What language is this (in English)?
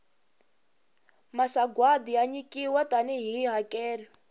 Tsonga